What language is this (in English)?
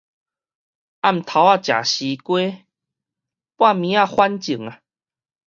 Min Nan Chinese